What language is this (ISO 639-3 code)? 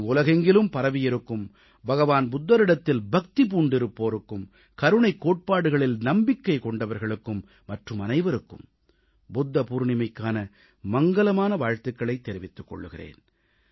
tam